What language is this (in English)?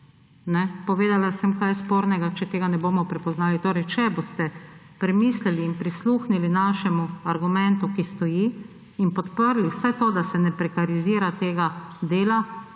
Slovenian